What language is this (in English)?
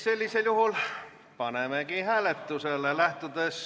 Estonian